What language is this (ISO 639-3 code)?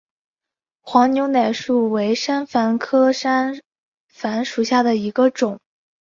zho